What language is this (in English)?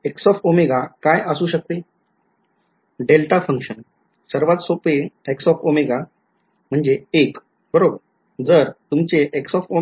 Marathi